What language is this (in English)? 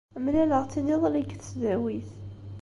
Kabyle